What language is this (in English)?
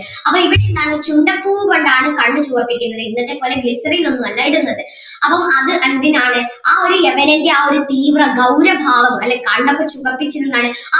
Malayalam